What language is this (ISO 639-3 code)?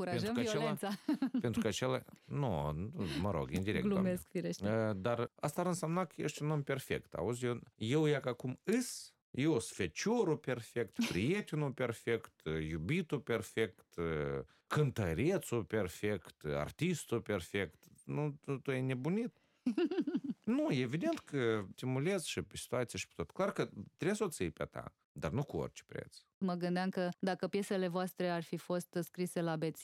ron